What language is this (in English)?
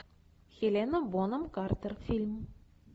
Russian